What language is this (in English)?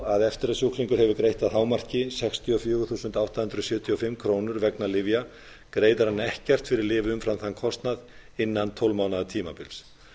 Icelandic